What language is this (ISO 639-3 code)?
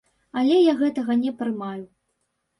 bel